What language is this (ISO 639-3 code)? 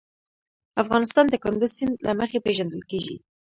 pus